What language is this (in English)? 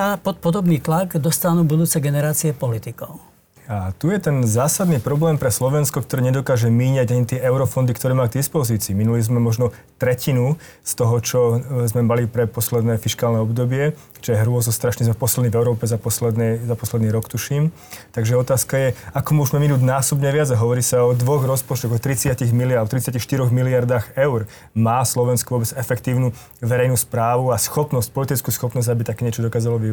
Slovak